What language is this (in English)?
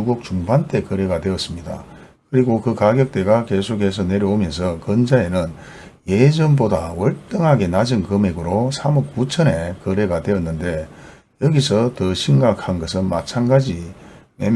Korean